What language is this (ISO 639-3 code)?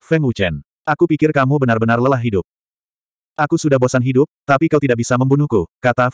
ind